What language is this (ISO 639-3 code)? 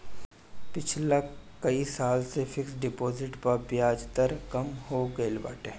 bho